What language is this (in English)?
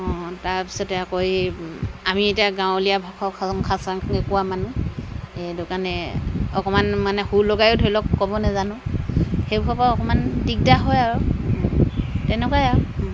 Assamese